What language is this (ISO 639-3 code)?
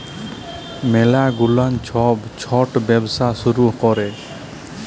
ben